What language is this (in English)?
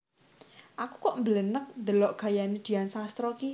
Javanese